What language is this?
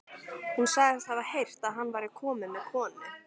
Icelandic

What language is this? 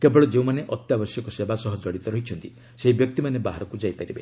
Odia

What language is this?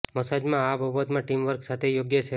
Gujarati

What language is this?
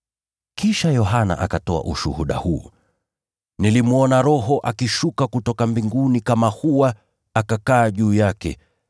Swahili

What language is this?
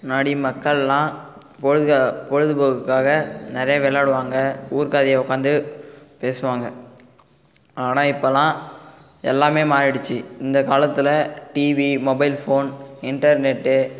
Tamil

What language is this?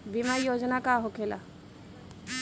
Bhojpuri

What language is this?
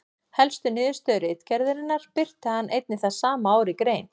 Icelandic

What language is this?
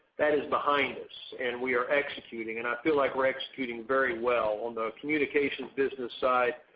English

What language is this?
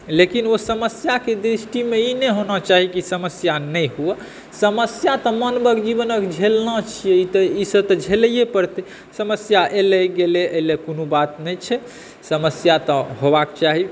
Maithili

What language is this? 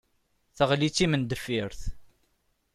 Kabyle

